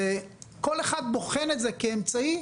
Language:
Hebrew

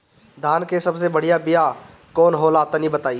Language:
Bhojpuri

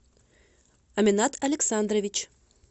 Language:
Russian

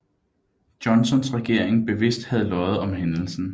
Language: Danish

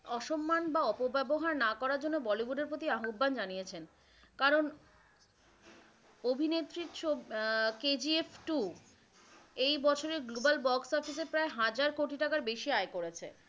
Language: Bangla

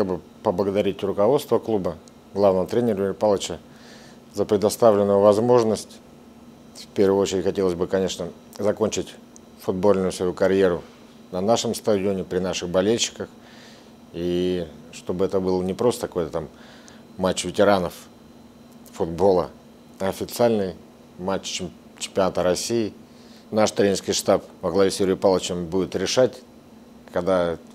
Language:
Russian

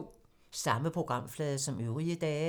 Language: Danish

